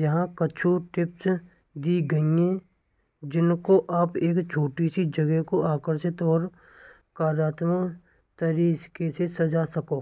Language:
Braj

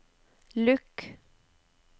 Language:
Norwegian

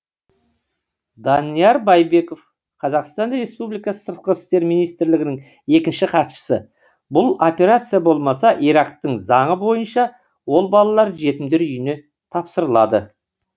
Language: Kazakh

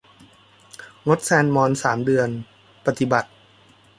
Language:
Thai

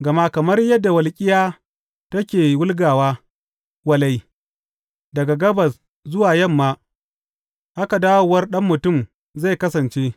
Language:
Hausa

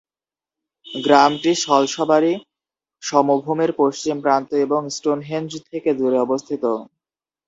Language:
Bangla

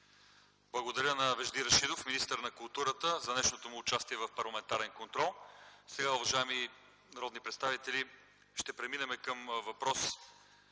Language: Bulgarian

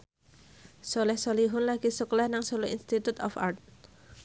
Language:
Javanese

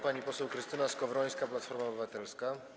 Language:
Polish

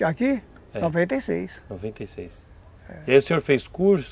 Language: Portuguese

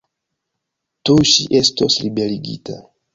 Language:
Esperanto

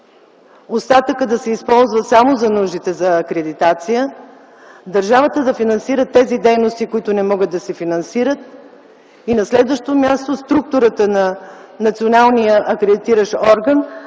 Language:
Bulgarian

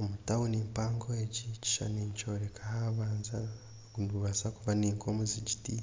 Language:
Nyankole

